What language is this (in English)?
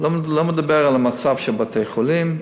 Hebrew